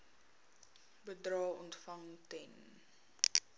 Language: Afrikaans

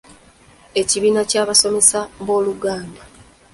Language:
Ganda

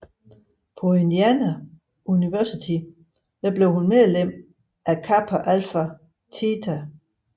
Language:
Danish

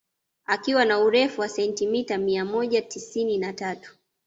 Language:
Swahili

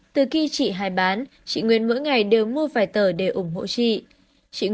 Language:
Vietnamese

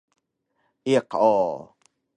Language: Taroko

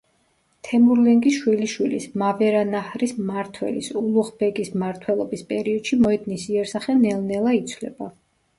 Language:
Georgian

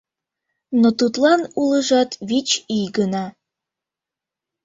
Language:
Mari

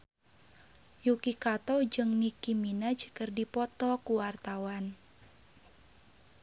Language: Sundanese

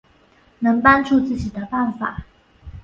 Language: Chinese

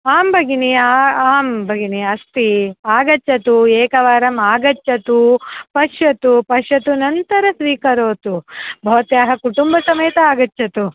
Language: Sanskrit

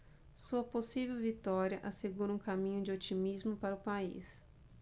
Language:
Portuguese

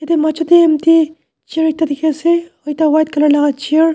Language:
Naga Pidgin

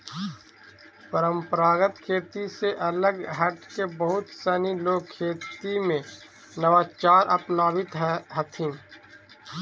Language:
Magahi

